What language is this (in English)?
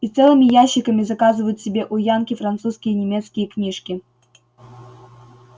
Russian